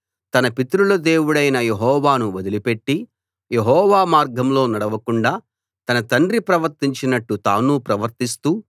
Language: Telugu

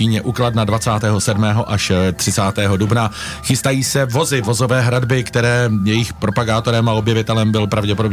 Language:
Czech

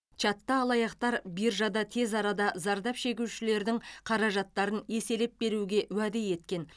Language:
Kazakh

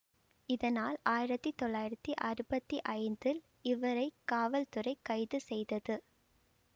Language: Tamil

